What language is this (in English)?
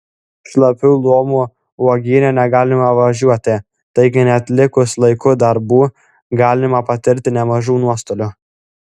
Lithuanian